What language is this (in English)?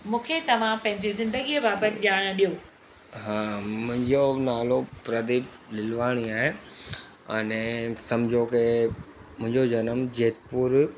Sindhi